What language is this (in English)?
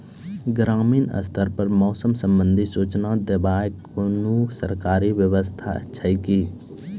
Maithili